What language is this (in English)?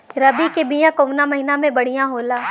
Bhojpuri